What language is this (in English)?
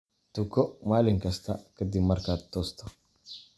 Somali